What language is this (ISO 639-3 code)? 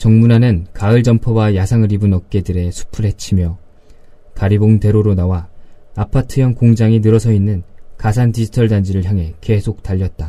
kor